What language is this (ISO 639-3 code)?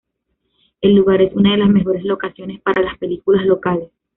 spa